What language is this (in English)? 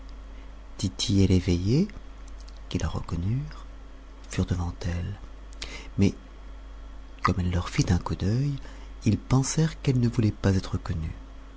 French